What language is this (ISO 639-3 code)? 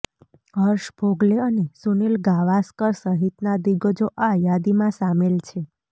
guj